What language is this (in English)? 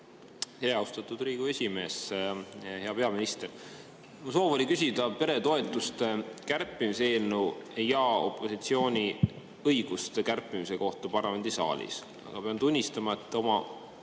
Estonian